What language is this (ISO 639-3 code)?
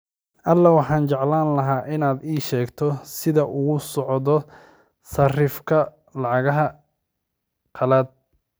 som